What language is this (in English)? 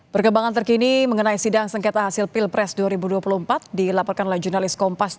Indonesian